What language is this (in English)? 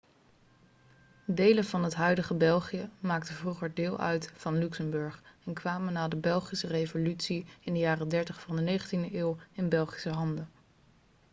Dutch